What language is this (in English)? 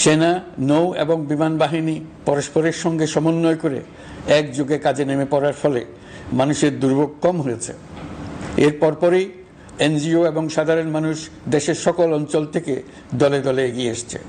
Bangla